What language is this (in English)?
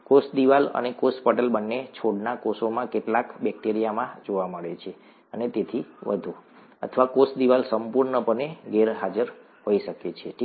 Gujarati